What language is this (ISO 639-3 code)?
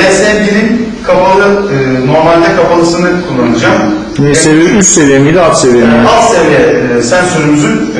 tur